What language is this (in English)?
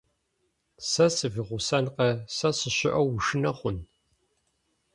Kabardian